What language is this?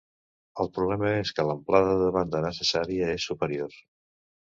Catalan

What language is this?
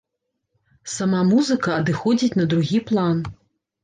Belarusian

